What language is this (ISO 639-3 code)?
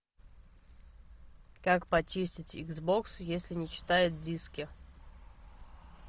rus